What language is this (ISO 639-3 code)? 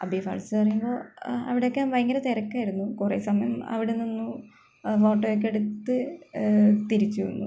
mal